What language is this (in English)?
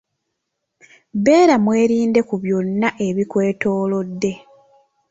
Ganda